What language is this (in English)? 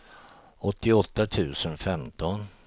Swedish